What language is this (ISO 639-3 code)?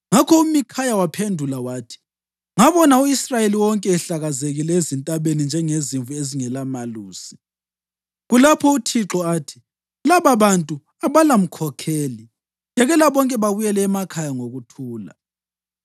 nde